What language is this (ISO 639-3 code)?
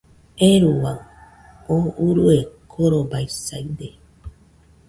hux